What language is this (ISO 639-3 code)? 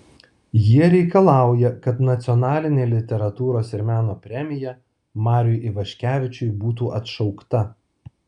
lit